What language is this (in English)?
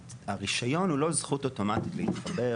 Hebrew